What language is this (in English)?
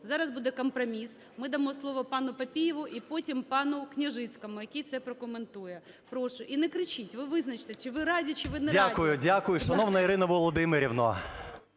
Ukrainian